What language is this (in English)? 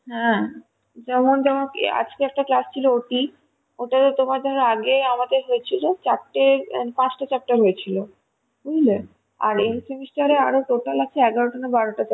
Bangla